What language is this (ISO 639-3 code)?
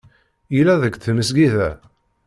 kab